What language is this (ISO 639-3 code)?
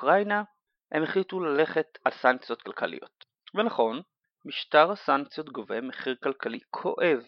heb